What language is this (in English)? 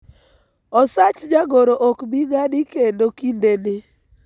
Luo (Kenya and Tanzania)